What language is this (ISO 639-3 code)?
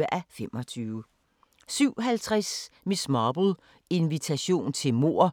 dan